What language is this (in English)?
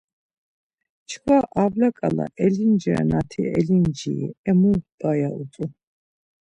Laz